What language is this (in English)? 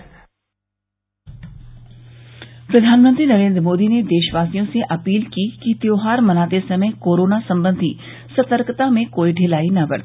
Hindi